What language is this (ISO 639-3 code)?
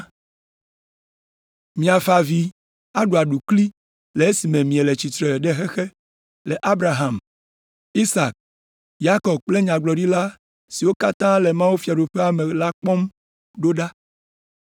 ewe